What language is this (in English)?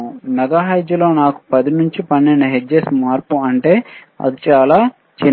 Telugu